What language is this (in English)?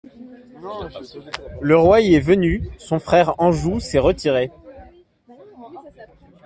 French